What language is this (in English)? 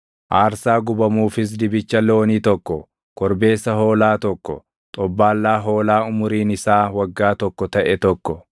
Oromo